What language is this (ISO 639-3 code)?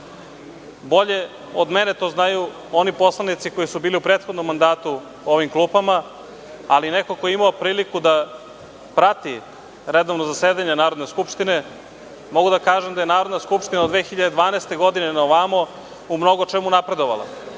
srp